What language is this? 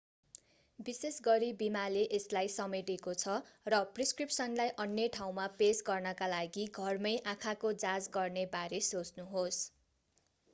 Nepali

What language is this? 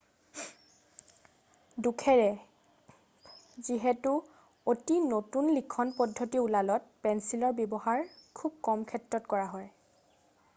Assamese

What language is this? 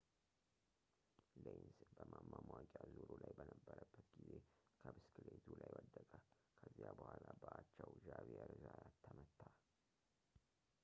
Amharic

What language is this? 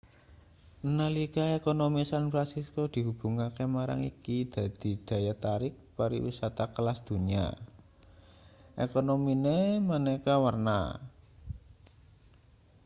Javanese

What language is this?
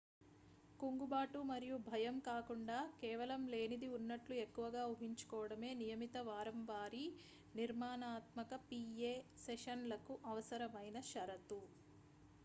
Telugu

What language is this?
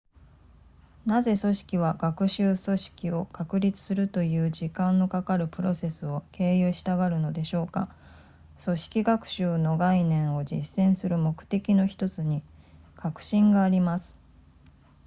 Japanese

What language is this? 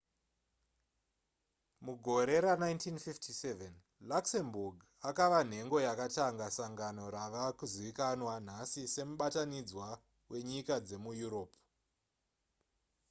Shona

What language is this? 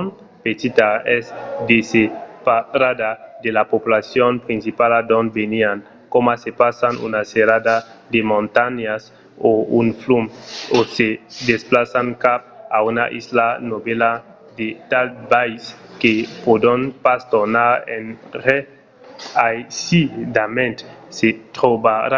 Occitan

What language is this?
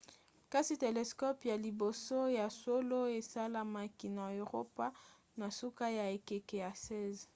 Lingala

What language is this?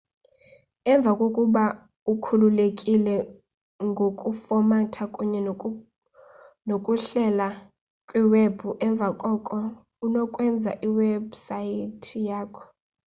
Xhosa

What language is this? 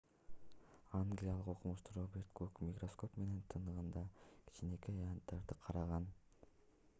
Kyrgyz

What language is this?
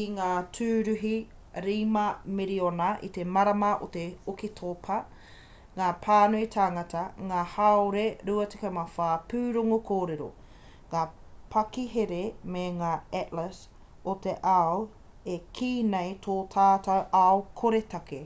Māori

